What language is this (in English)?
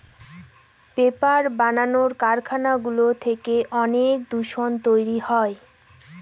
Bangla